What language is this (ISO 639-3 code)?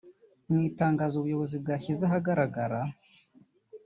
kin